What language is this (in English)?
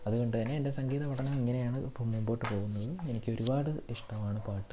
Malayalam